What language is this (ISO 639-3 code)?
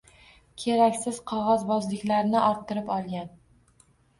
uzb